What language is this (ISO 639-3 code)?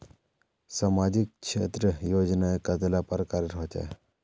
mag